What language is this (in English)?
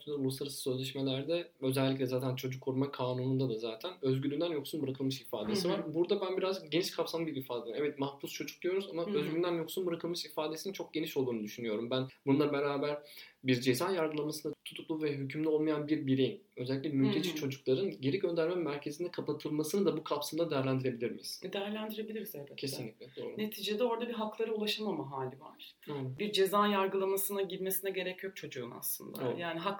Turkish